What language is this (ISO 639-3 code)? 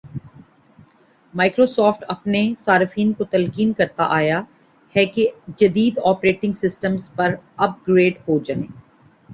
urd